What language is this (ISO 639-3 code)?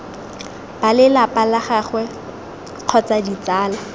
tsn